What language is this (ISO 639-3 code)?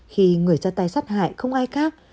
vie